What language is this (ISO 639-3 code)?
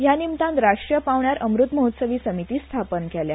kok